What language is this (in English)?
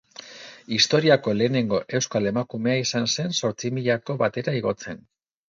Basque